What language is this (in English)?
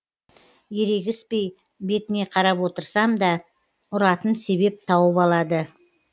Kazakh